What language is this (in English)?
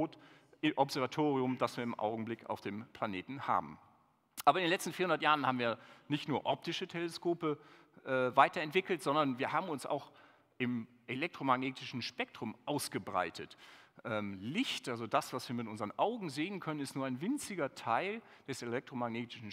German